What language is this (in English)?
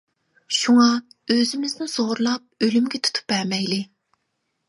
Uyghur